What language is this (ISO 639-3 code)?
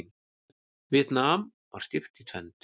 isl